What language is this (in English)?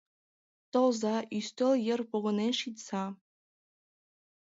Mari